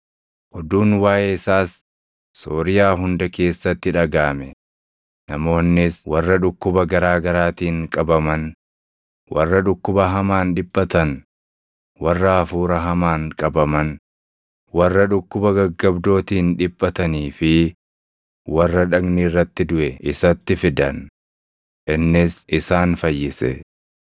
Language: Oromo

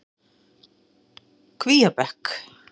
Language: Icelandic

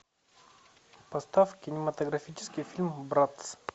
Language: Russian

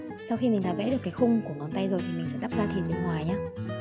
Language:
Vietnamese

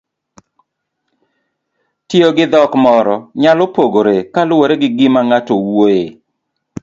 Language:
Luo (Kenya and Tanzania)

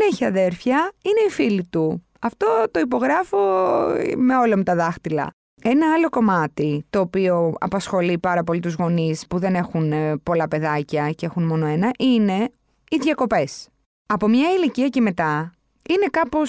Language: Greek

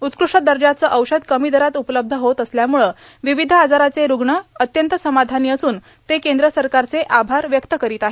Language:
Marathi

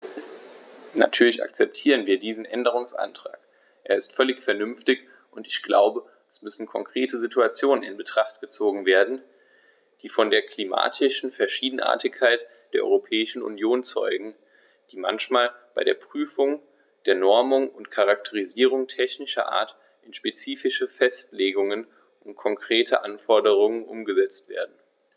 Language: German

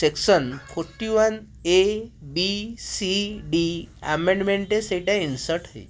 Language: Odia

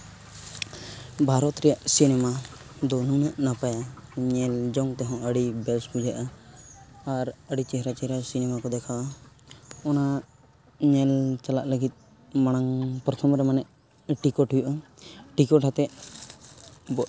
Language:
Santali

